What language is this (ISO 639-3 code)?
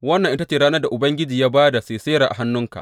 hau